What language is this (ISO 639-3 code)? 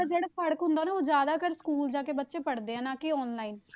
pan